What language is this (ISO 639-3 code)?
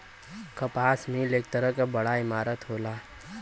bho